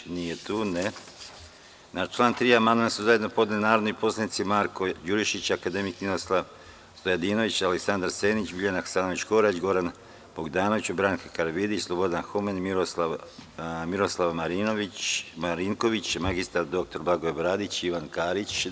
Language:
Serbian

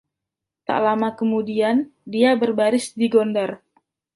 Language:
Indonesian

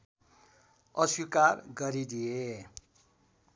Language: Nepali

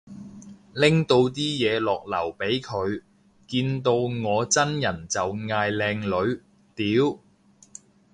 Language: Cantonese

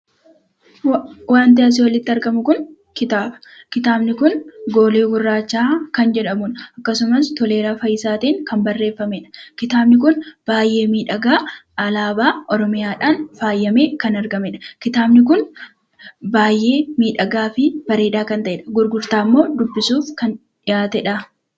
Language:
Oromo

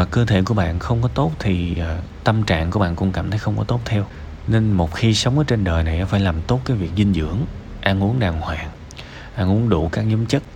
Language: Vietnamese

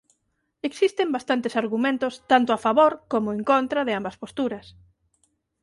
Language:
Galician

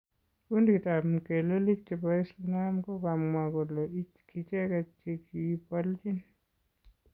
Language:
Kalenjin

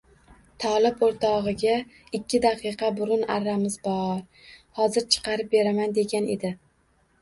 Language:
Uzbek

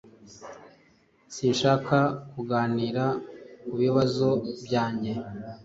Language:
Kinyarwanda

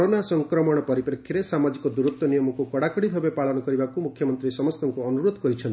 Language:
Odia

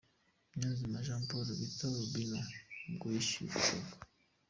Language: Kinyarwanda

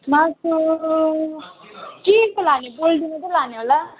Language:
Nepali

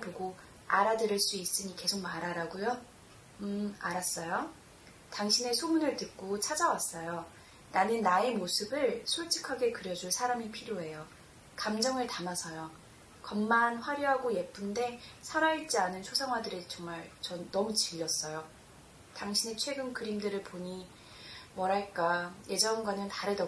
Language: Korean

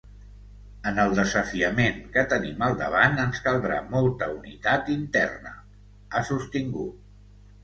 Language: Catalan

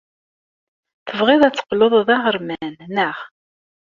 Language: Kabyle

